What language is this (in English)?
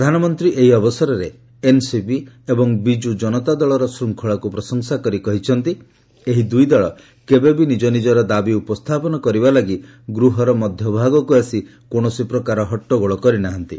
Odia